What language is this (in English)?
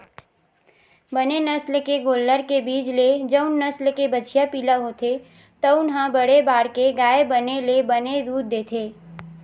Chhattisgarhi